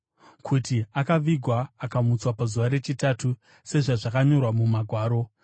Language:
Shona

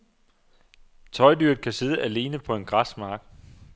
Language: Danish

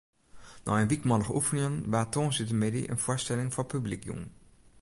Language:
Western Frisian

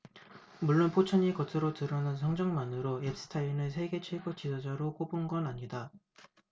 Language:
Korean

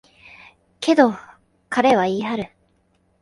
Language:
Japanese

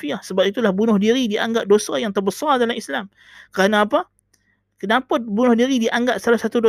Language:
Malay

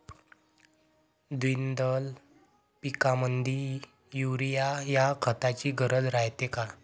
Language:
Marathi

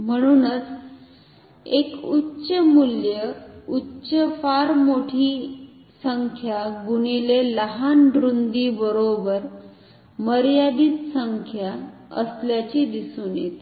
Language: Marathi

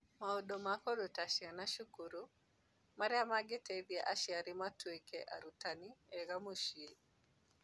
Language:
Kikuyu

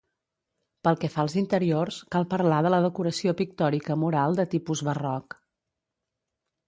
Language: Catalan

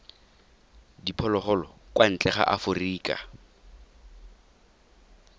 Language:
Tswana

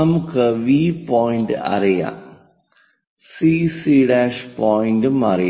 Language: Malayalam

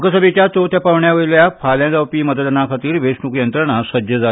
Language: Konkani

